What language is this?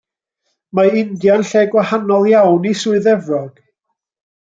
Welsh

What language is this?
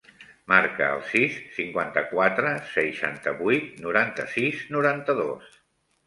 Catalan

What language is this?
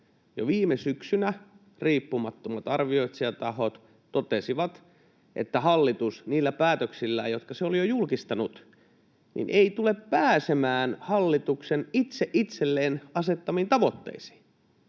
Finnish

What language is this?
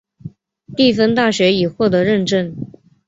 Chinese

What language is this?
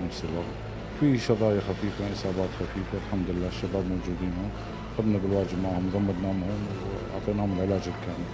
Arabic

